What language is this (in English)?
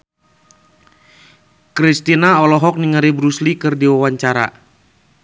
Sundanese